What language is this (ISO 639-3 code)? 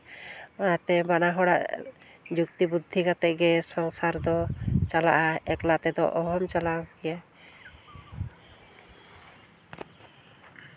sat